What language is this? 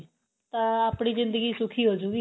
Punjabi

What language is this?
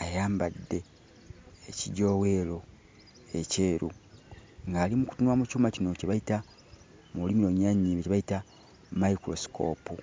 Ganda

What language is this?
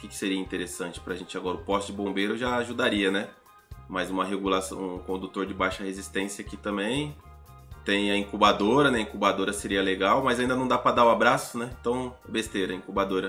Portuguese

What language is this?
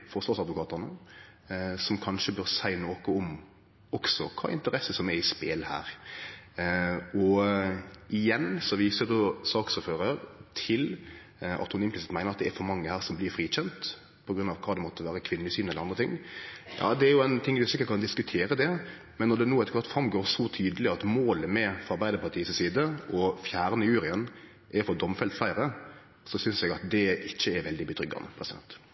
Norwegian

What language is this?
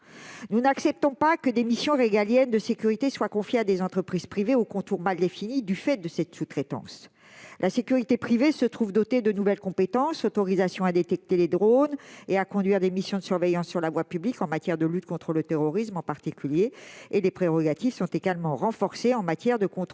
French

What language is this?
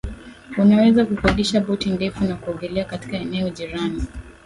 Swahili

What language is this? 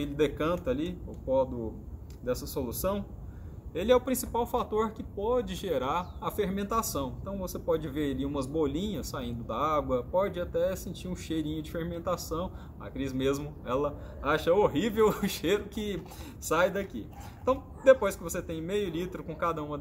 Portuguese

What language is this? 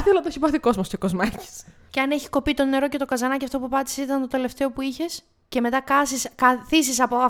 Greek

